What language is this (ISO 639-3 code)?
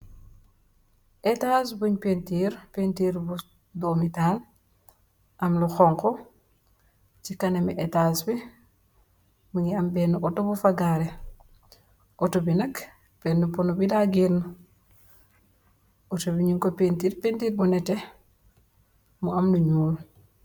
wol